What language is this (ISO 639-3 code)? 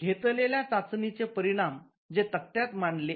mar